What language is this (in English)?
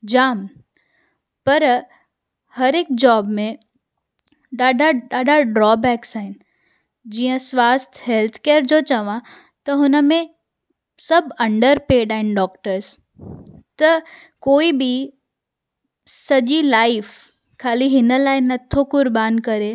Sindhi